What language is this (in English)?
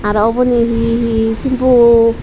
Chakma